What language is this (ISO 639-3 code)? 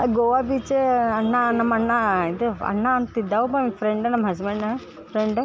kan